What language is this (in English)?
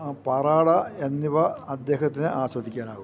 Malayalam